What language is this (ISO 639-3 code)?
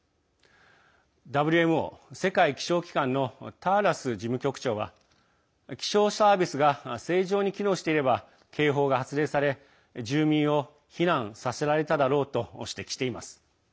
jpn